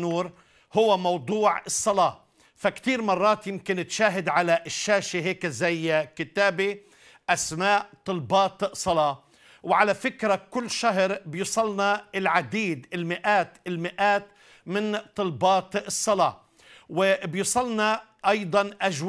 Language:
Arabic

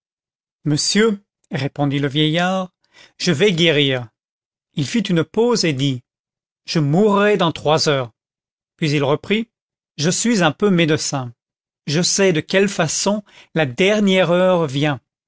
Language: French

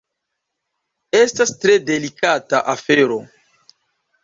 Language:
Esperanto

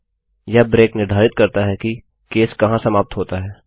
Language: Hindi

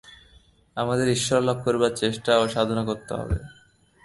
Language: Bangla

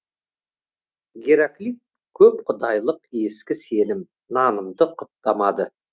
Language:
Kazakh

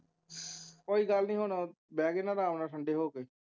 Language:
Punjabi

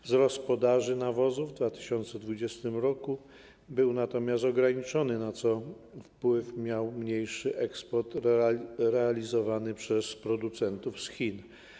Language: Polish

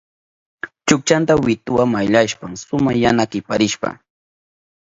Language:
Southern Pastaza Quechua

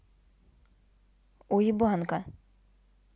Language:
Russian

